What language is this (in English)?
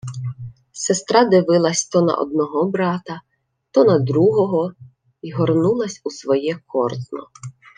Ukrainian